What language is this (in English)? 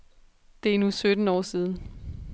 Danish